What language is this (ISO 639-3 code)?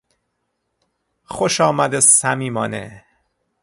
fas